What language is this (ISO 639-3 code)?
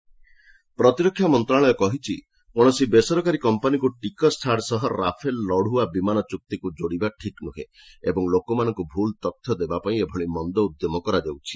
ori